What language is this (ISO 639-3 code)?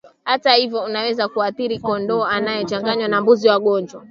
swa